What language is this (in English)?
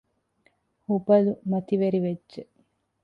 Divehi